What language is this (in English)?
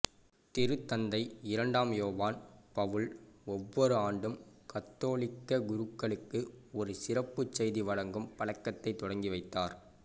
Tamil